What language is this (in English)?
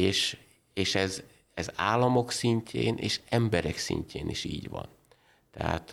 Hungarian